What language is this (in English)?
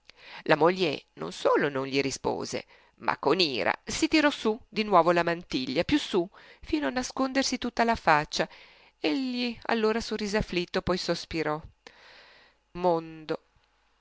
Italian